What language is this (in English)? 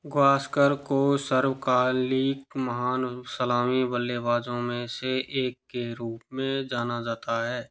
Hindi